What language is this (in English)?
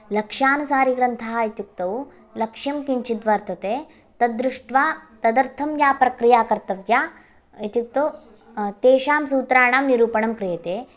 Sanskrit